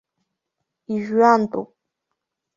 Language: Abkhazian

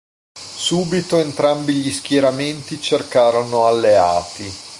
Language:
Italian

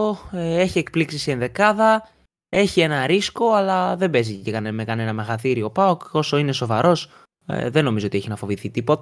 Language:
Greek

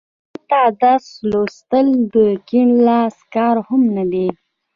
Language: Pashto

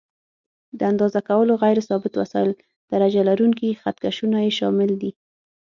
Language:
Pashto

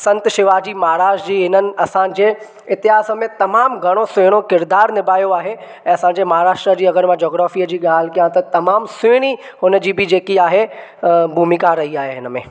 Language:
Sindhi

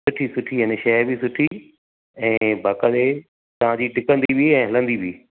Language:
Sindhi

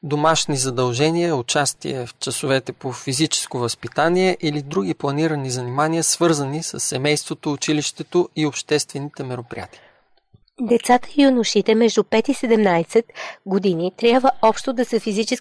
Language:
Bulgarian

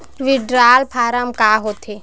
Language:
Chhattisgarhi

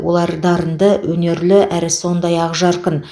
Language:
Kazakh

